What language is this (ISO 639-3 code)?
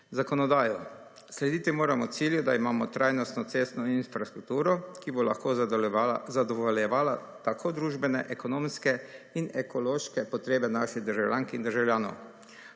slv